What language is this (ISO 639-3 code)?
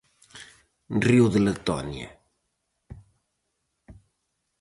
glg